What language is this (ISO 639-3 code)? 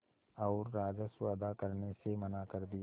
hin